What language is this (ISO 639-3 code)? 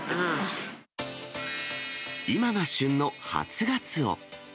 jpn